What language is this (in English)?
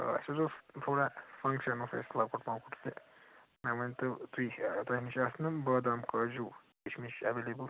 Kashmiri